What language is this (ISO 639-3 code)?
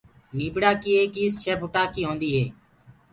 ggg